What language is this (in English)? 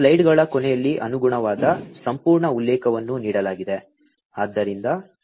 Kannada